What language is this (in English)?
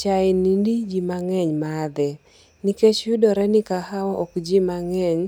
Luo (Kenya and Tanzania)